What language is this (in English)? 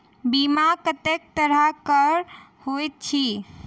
Maithili